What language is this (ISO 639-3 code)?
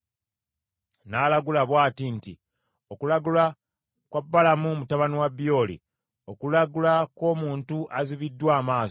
lug